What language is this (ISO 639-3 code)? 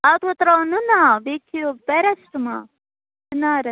kas